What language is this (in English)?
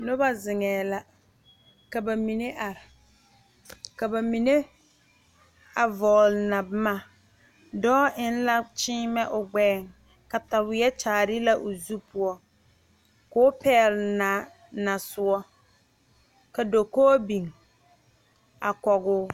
Southern Dagaare